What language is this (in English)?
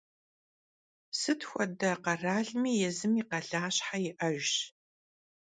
Kabardian